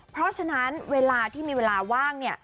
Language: Thai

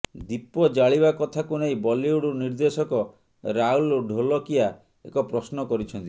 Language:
Odia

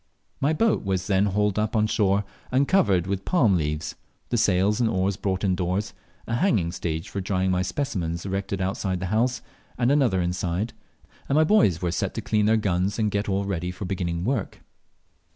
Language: English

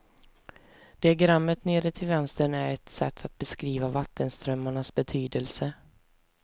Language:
Swedish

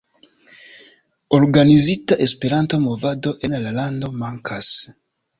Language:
Esperanto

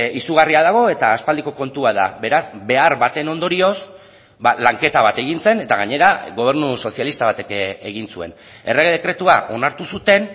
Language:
Basque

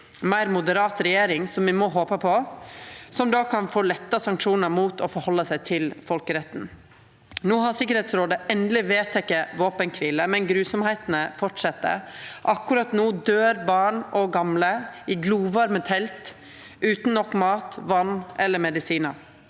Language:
Norwegian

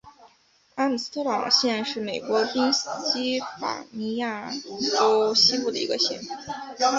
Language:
Chinese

